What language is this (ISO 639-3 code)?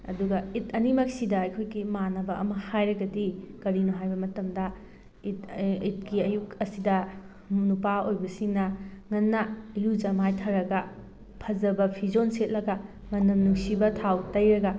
mni